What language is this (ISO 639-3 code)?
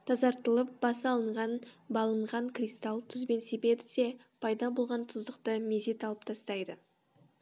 kaz